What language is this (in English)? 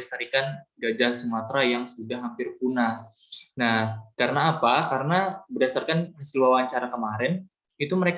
Indonesian